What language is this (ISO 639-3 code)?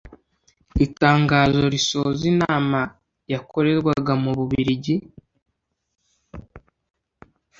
kin